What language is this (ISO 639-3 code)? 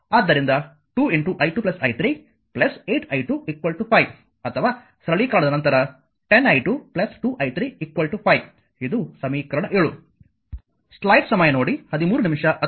kan